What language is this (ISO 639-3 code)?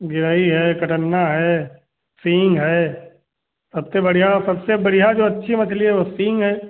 hin